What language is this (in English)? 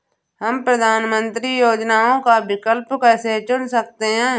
Hindi